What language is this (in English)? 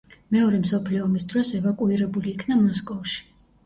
Georgian